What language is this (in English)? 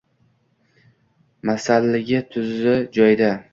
Uzbek